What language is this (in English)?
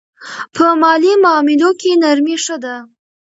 Pashto